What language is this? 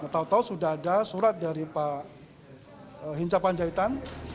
Indonesian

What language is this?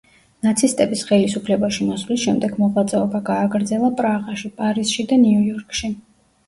Georgian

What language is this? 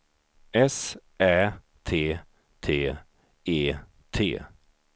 Swedish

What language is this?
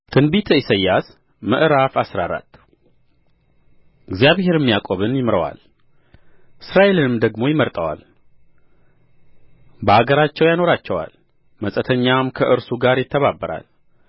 Amharic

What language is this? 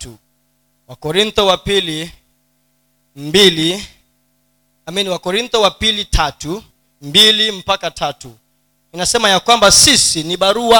Swahili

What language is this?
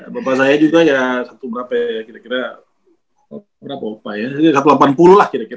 Indonesian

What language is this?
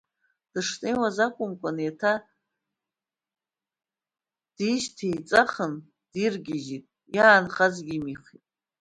Abkhazian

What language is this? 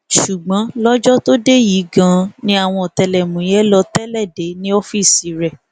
Yoruba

